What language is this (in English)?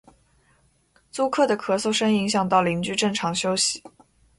Chinese